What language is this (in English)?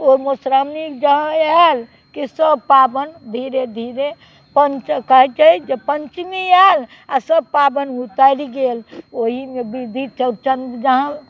Maithili